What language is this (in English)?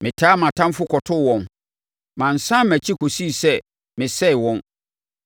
Akan